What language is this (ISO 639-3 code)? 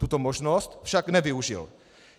ces